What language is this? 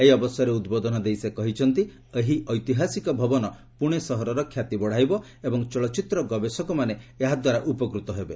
Odia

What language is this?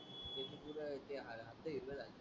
Marathi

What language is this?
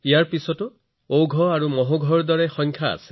Assamese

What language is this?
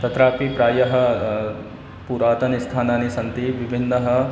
Sanskrit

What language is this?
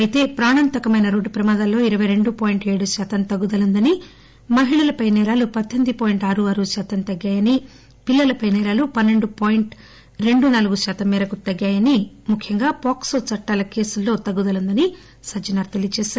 Telugu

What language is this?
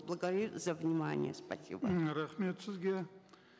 Kazakh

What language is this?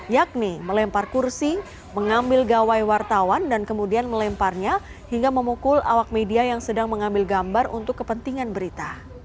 Indonesian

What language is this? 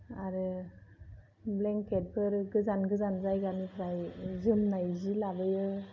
Bodo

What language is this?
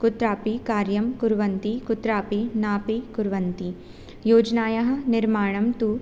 Sanskrit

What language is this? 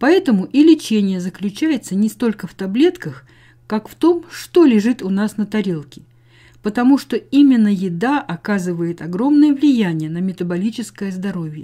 Russian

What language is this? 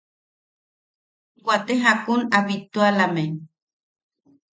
Yaqui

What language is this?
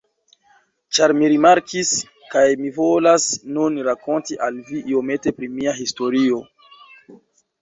Esperanto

